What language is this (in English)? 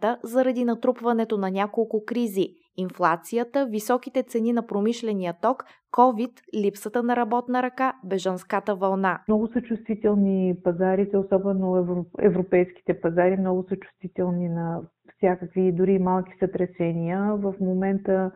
Bulgarian